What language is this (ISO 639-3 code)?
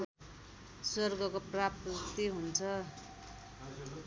nep